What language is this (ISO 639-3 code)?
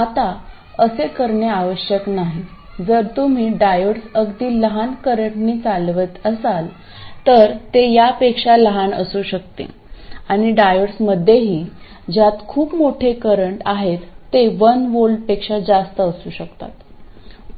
mar